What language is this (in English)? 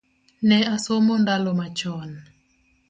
Luo (Kenya and Tanzania)